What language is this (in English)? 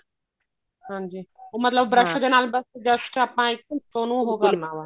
Punjabi